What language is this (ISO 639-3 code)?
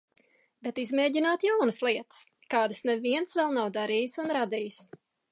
lav